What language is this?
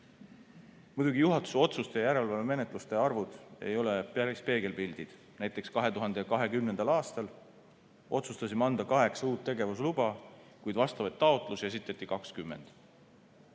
Estonian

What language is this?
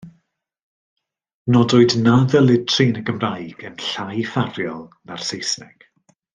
Welsh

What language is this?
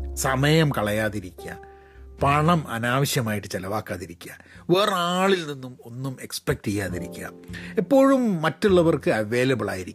Malayalam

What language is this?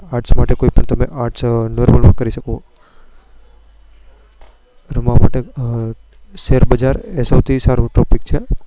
Gujarati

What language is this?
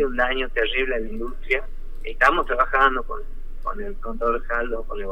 Spanish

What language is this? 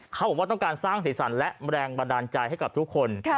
Thai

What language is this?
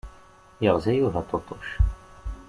Kabyle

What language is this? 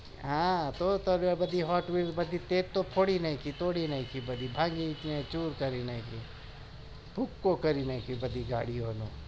Gujarati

